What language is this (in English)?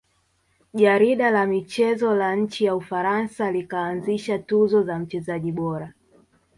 Swahili